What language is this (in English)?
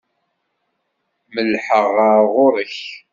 Kabyle